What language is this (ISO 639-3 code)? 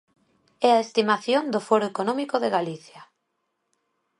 glg